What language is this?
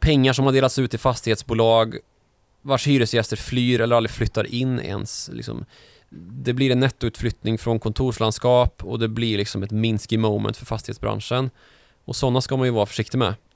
Swedish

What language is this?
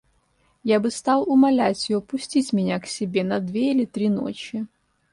Russian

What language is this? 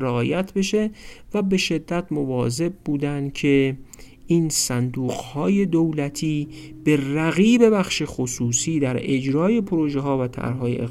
Persian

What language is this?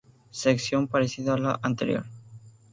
Spanish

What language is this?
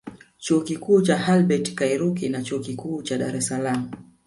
Swahili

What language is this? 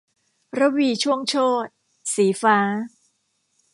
Thai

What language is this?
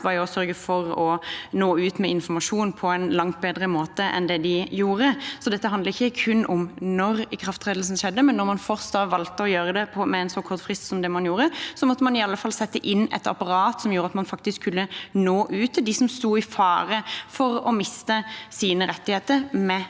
Norwegian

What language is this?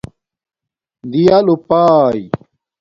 Domaaki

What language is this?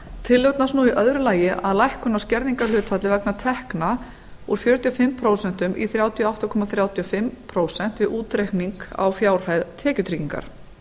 Icelandic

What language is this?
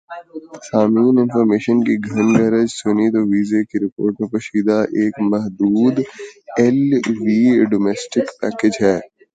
Urdu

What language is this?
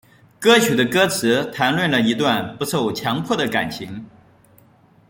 Chinese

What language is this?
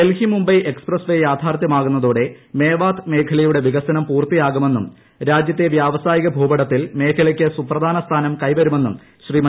Malayalam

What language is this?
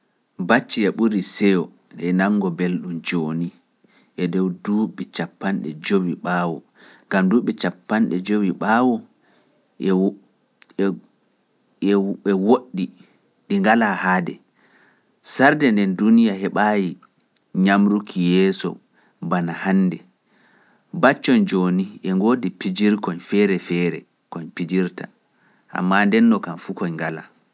Pular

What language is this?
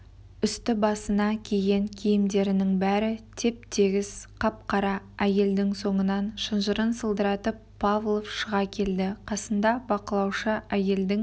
Kazakh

